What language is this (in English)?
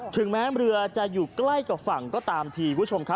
Thai